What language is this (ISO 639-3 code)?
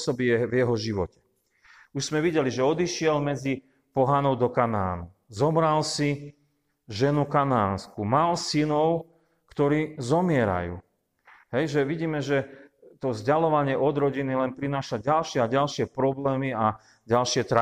slk